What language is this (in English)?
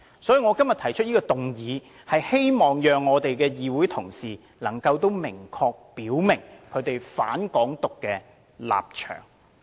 Cantonese